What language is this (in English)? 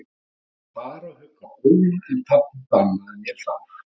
Icelandic